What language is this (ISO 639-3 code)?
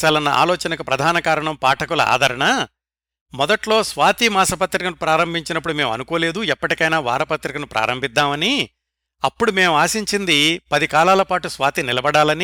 tel